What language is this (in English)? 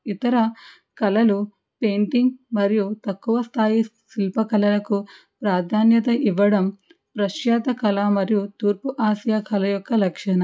Telugu